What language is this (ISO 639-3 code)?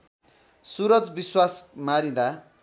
nep